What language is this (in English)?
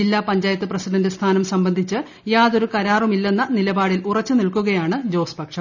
Malayalam